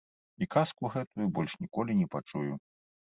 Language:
Belarusian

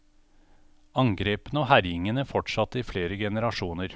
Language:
Norwegian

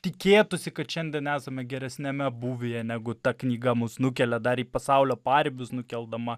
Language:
Lithuanian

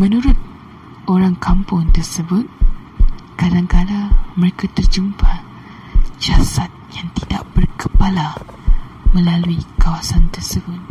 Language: Malay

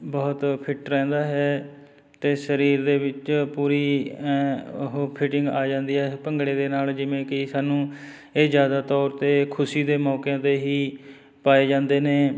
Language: Punjabi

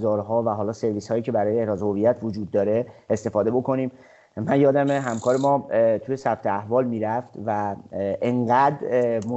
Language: Persian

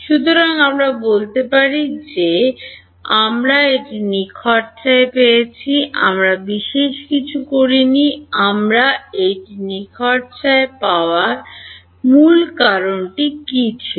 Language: Bangla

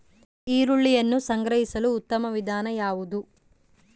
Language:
Kannada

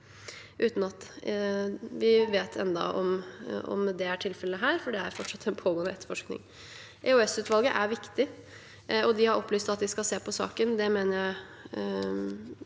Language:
Norwegian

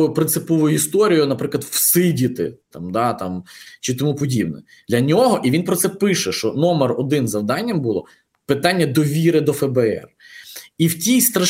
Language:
Ukrainian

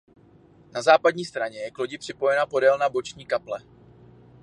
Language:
Czech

